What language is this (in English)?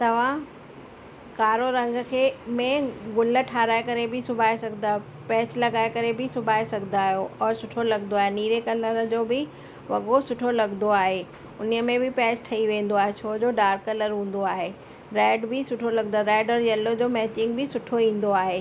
Sindhi